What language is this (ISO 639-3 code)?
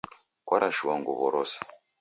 dav